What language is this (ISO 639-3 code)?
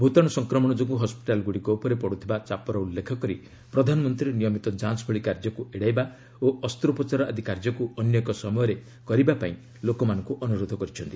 ori